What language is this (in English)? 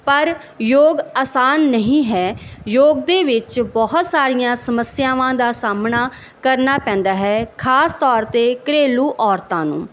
Punjabi